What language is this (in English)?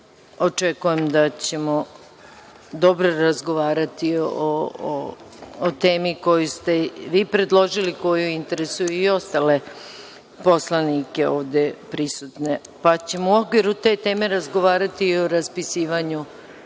Serbian